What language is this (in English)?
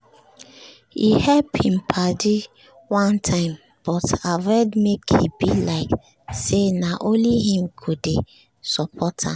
Nigerian Pidgin